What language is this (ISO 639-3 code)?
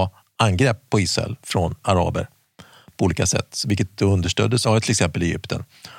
swe